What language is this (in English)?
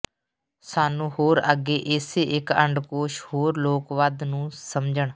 Punjabi